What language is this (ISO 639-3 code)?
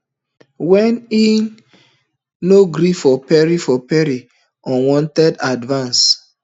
pcm